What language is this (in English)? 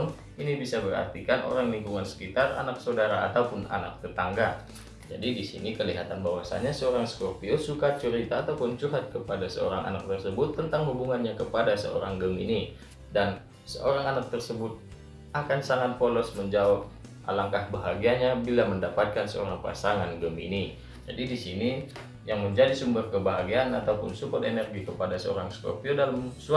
Indonesian